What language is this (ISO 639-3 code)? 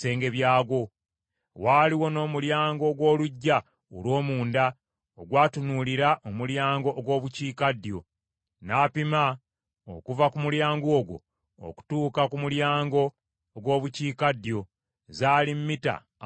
lug